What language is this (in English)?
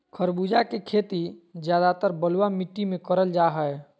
Magahi